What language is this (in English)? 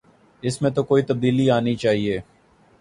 Urdu